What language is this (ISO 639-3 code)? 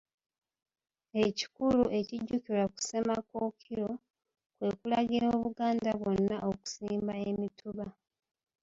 lug